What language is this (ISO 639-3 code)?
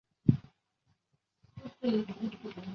zho